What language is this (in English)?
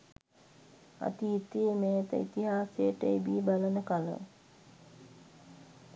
Sinhala